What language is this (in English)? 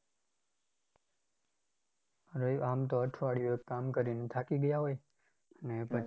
Gujarati